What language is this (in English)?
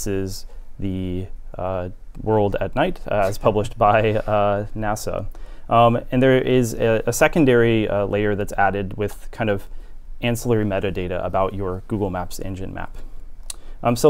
English